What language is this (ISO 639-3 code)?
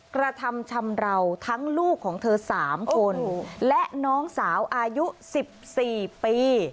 tha